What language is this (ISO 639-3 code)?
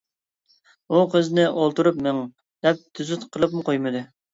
uig